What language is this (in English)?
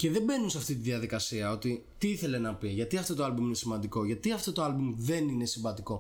Greek